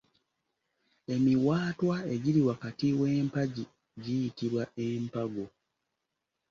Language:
Ganda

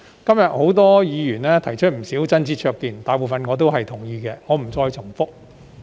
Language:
Cantonese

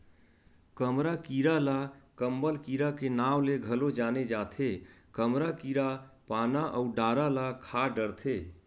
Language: Chhattisgarhi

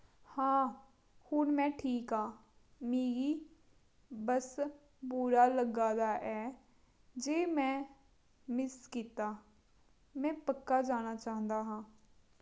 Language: Dogri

